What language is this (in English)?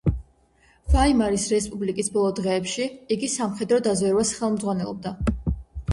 Georgian